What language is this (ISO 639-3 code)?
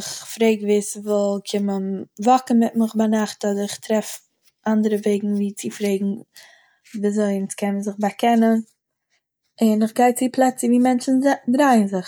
yid